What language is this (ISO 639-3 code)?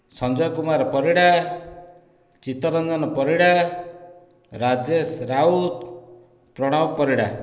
ori